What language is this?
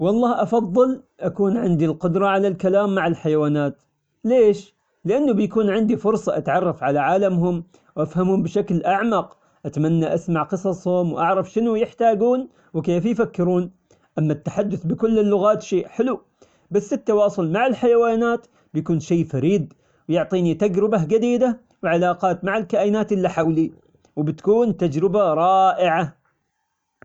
Omani Arabic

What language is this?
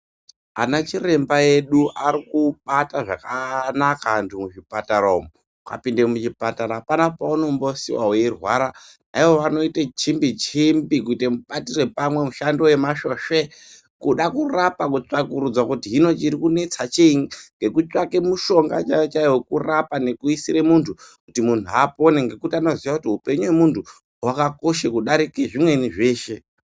Ndau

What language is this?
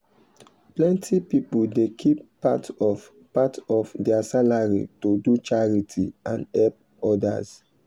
Nigerian Pidgin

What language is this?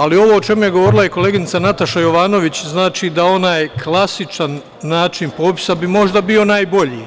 Serbian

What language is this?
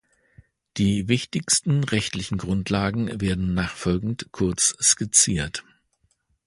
German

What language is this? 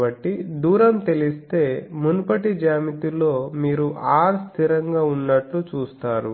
Telugu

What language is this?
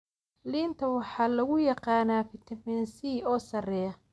Somali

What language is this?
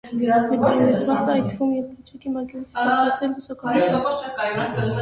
Armenian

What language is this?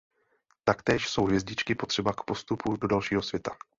Czech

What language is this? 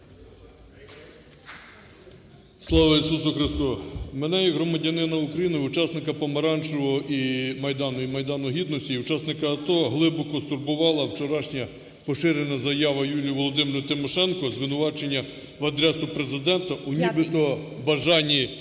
Ukrainian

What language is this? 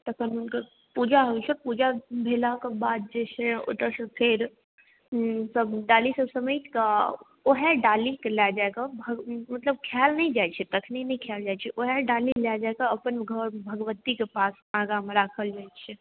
Maithili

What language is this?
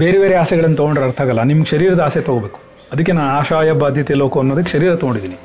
Kannada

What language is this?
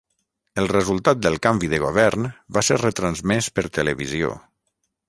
Catalan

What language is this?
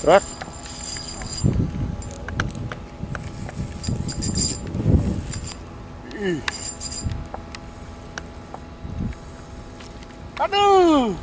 Indonesian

